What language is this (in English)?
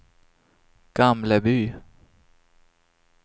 Swedish